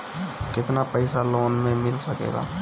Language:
Bhojpuri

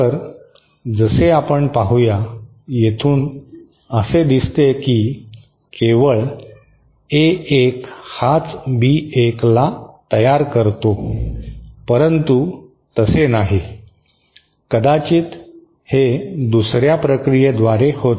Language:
Marathi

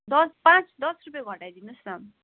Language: Nepali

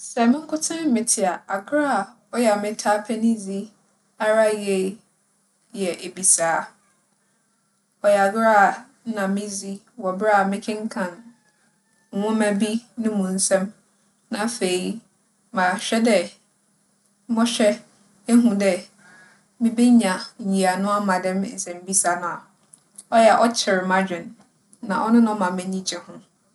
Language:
Akan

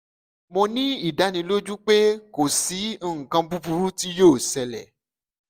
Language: Yoruba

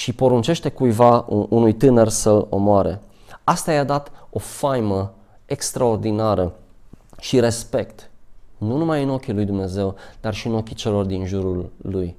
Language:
Romanian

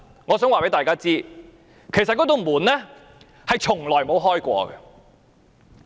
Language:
Cantonese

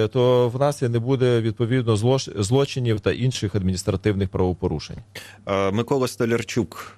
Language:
Ukrainian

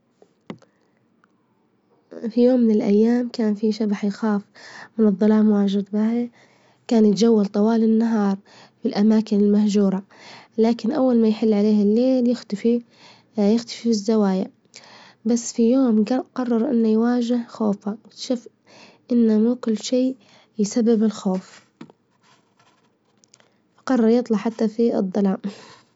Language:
Libyan Arabic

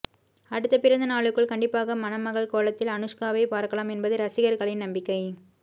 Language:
Tamil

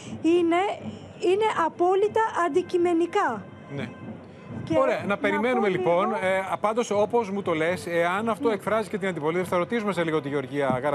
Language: Greek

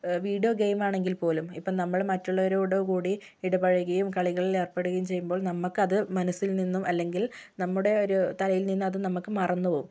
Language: Malayalam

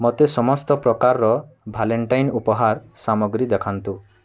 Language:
Odia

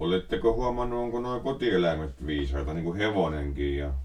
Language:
Finnish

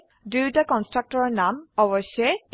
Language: Assamese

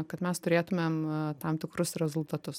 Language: Lithuanian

